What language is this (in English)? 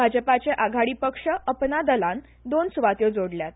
Konkani